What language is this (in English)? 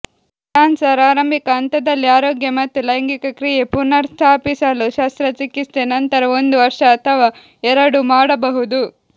Kannada